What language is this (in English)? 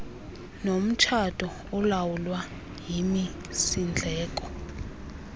Xhosa